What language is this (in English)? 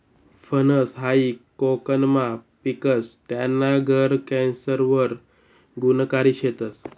Marathi